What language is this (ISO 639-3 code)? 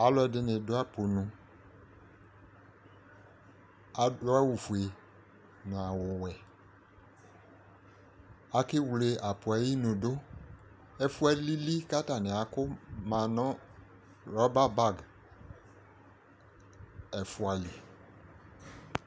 kpo